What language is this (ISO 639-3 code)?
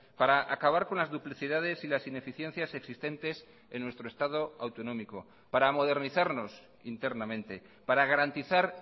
spa